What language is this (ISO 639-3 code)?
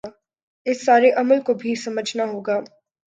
urd